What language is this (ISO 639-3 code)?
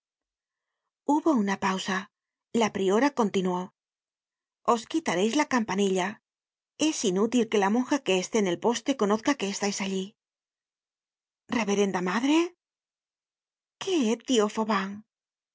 spa